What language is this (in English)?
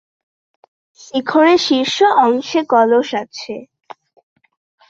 Bangla